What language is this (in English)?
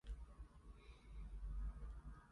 Cantonese